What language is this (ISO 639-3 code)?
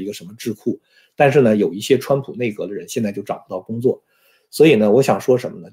zho